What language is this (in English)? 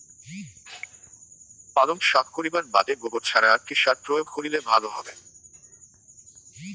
Bangla